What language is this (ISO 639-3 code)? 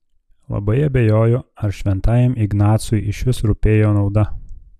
lit